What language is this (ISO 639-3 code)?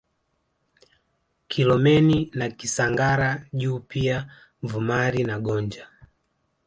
swa